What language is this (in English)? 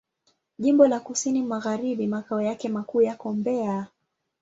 Swahili